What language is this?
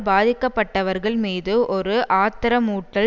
Tamil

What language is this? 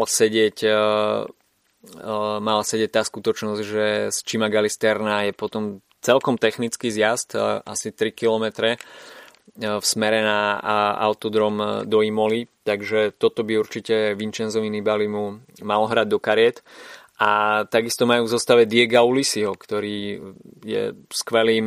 Slovak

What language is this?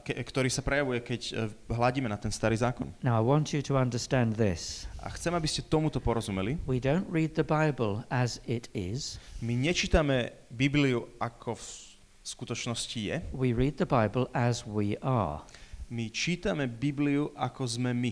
Slovak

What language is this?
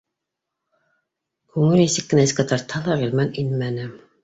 Bashkir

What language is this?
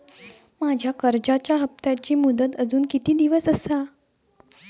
Marathi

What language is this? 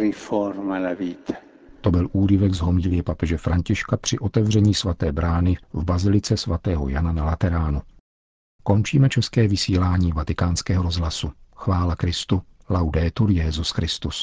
Czech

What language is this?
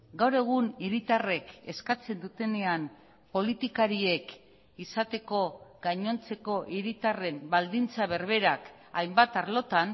Basque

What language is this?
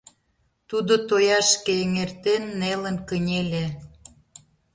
Mari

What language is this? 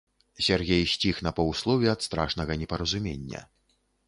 Belarusian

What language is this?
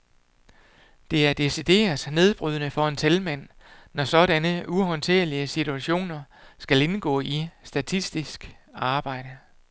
Danish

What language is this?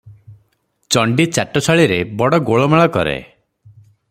Odia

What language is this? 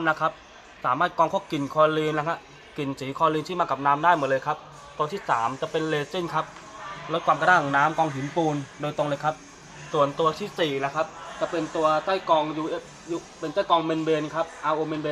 Thai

